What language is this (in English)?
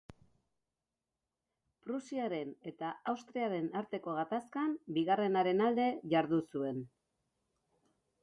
Basque